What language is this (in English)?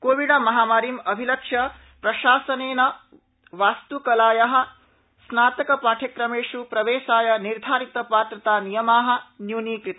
Sanskrit